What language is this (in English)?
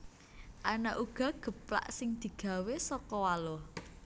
Javanese